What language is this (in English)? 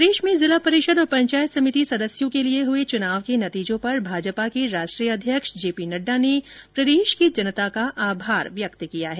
Hindi